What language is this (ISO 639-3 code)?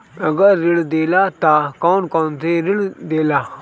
bho